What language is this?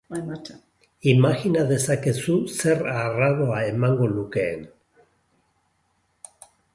Basque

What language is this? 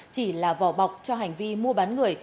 Vietnamese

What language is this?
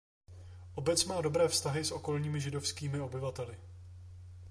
Czech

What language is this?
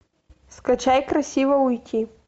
Russian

